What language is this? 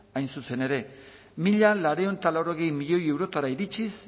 Basque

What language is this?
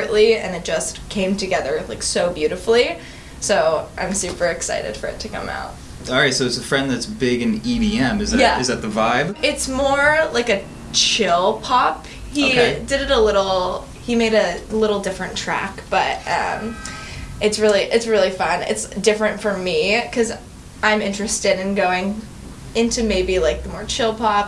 English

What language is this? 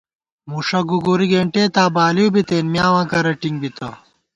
Gawar-Bati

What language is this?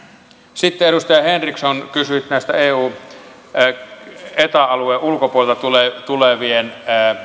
Finnish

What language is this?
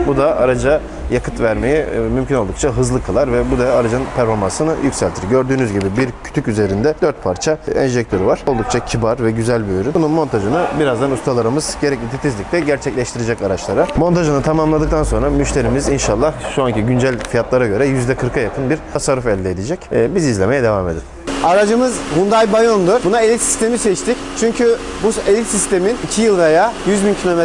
Turkish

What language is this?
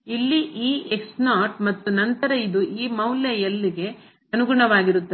Kannada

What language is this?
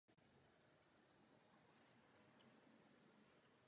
Czech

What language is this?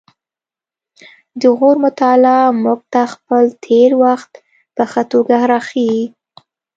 Pashto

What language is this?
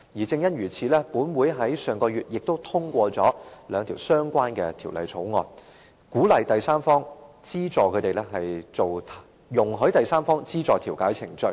Cantonese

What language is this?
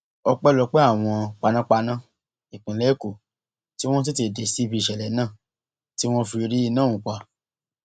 Yoruba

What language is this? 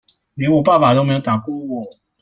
Chinese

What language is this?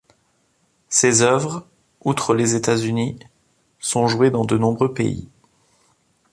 French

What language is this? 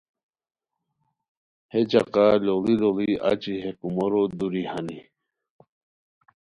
Khowar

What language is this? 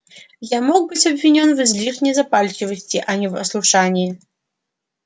Russian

